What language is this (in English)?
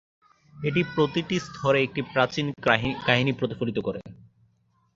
Bangla